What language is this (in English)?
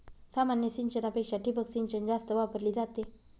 Marathi